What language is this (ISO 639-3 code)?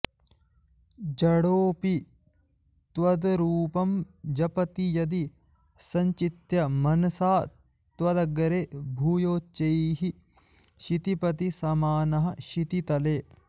san